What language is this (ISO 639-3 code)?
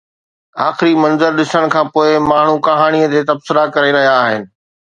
snd